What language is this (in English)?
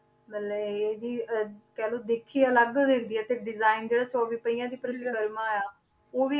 Punjabi